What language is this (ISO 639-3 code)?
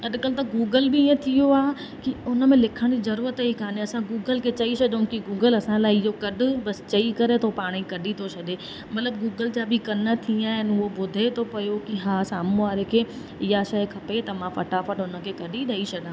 snd